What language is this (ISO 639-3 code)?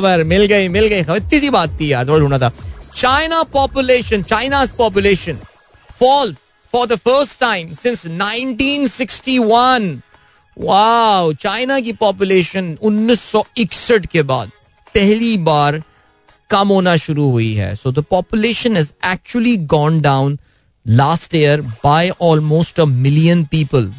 hin